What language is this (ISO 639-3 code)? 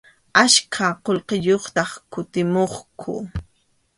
qxu